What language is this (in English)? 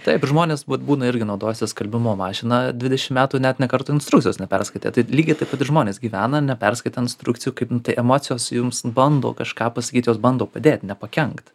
Lithuanian